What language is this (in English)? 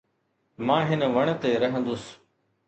Sindhi